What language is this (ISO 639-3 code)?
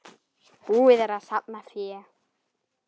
isl